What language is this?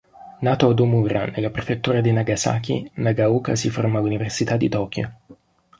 Italian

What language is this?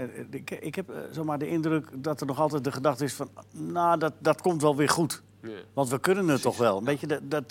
Dutch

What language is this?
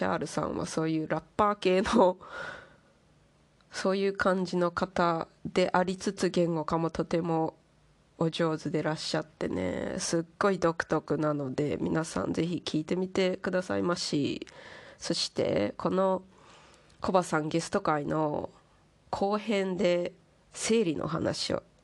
Japanese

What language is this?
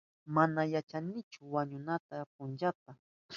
Southern Pastaza Quechua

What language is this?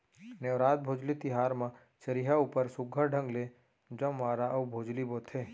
Chhattisgarhi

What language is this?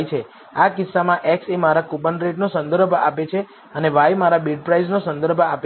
Gujarati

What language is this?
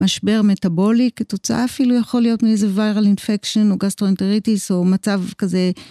Hebrew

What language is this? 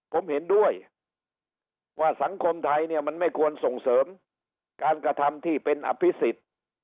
Thai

